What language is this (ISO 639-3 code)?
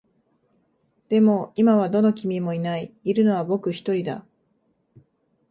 jpn